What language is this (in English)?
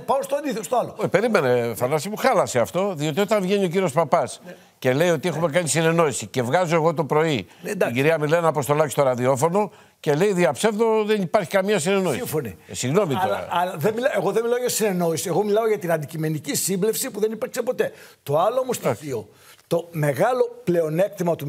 Greek